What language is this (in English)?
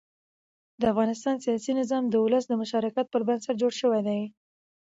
Pashto